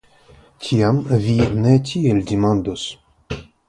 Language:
Esperanto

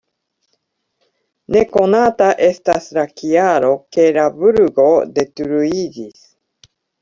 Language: Esperanto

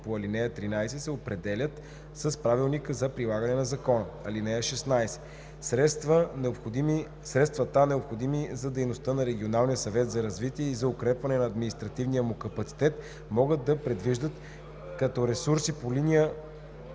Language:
Bulgarian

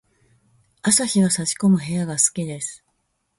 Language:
Japanese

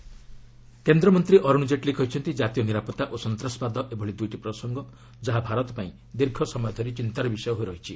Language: Odia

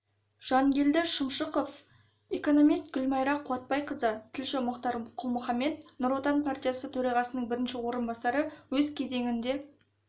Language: Kazakh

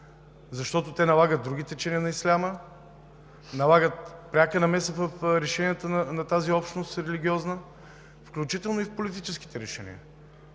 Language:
Bulgarian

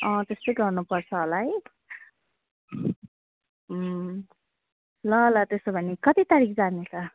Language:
Nepali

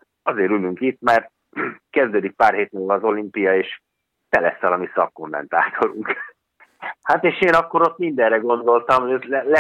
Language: Hungarian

